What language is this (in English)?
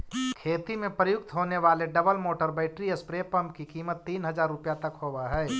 Magahi